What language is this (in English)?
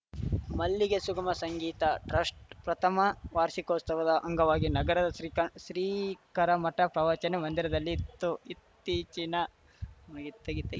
Kannada